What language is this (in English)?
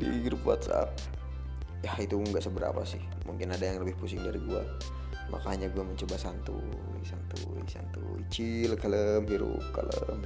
Indonesian